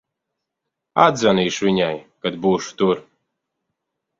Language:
Latvian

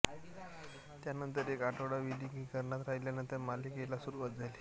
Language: Marathi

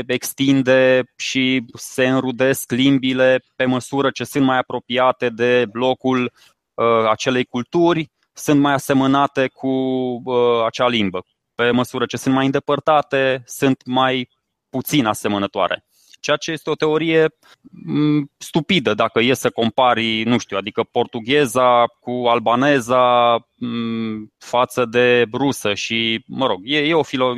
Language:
Romanian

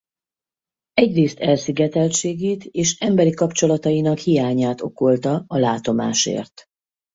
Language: Hungarian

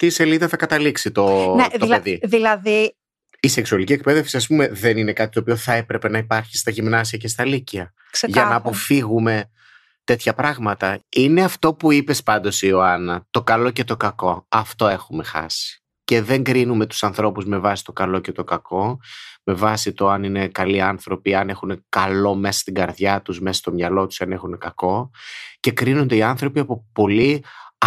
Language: Greek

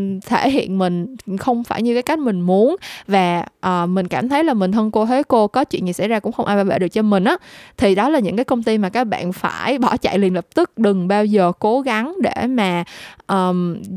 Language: Vietnamese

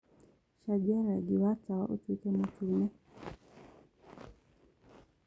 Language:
Kikuyu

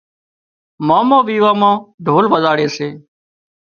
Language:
Wadiyara Koli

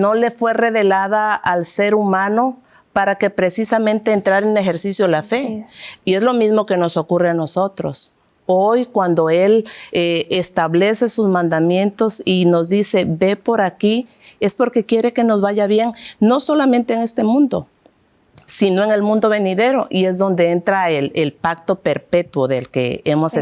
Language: Spanish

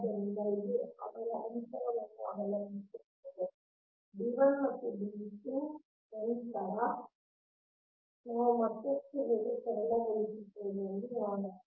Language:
Kannada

